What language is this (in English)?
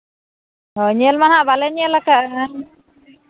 Santali